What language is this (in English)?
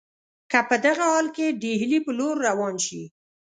Pashto